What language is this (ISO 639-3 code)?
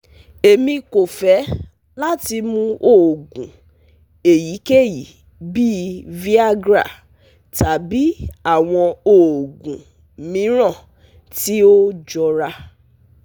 yor